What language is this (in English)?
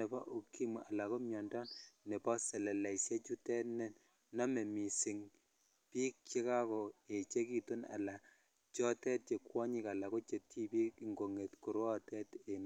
Kalenjin